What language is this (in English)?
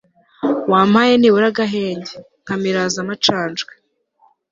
Kinyarwanda